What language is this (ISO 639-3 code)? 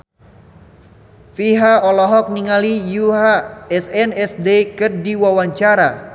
sun